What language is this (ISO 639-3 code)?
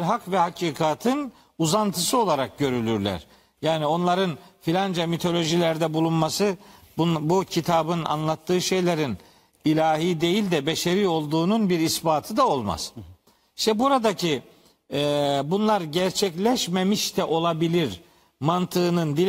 tur